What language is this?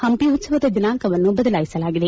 Kannada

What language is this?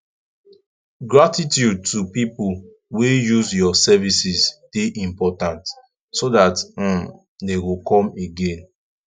Nigerian Pidgin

